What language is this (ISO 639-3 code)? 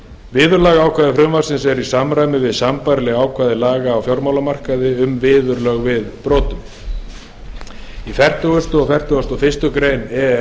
isl